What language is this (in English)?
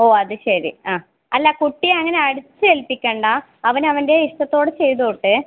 Malayalam